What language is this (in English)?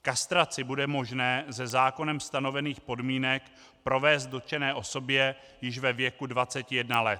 Czech